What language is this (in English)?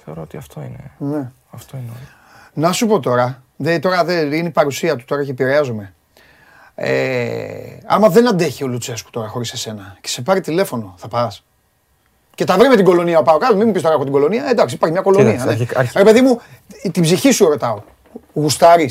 Greek